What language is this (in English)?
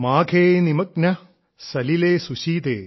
Malayalam